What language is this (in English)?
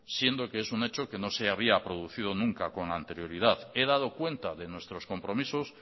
Spanish